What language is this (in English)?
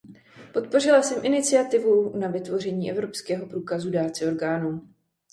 Czech